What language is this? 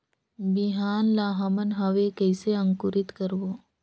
Chhattisgarhi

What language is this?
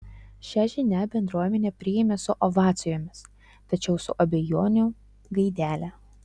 Lithuanian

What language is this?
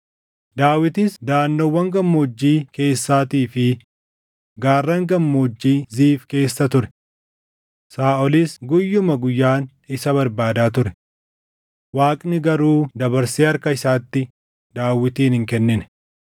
Oromo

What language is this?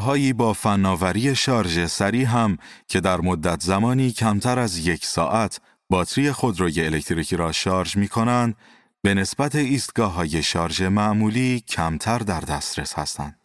Persian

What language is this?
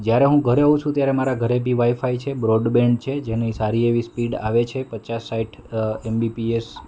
Gujarati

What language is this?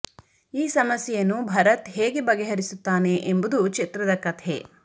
Kannada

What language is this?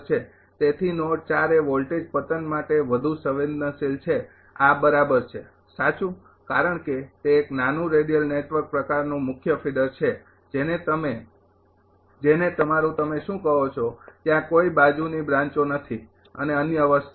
Gujarati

